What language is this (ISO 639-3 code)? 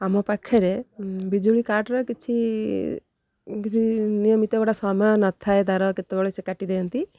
ori